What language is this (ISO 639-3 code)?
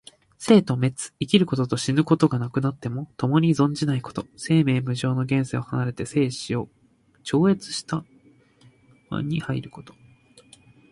jpn